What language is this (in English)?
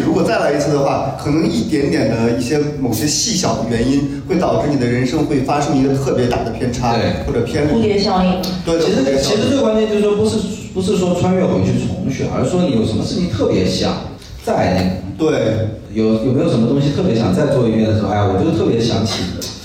Chinese